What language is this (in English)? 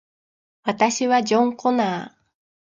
Japanese